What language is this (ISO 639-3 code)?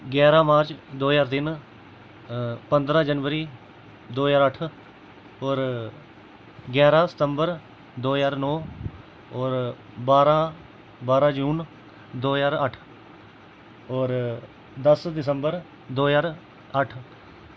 doi